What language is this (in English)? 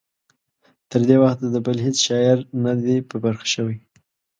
Pashto